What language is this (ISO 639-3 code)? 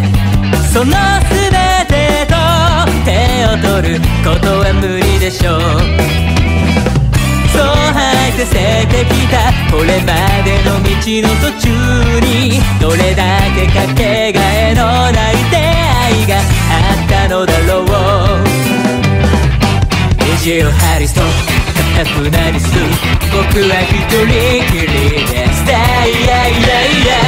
jpn